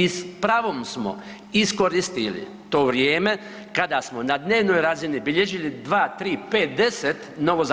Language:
Croatian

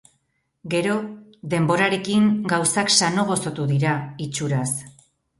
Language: Basque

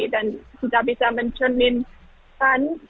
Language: Indonesian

